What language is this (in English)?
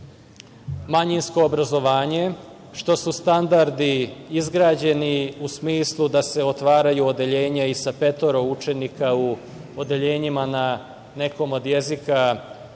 Serbian